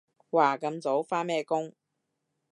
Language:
Cantonese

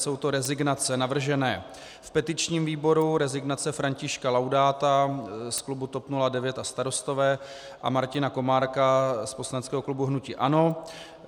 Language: Czech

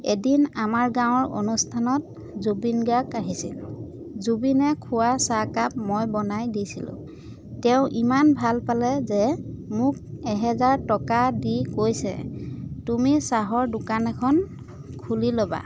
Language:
Assamese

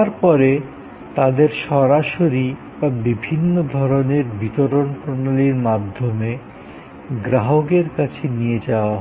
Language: Bangla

